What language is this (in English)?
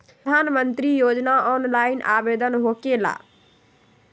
Magahi